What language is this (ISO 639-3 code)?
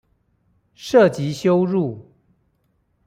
zho